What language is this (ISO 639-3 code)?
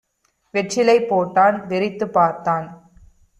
tam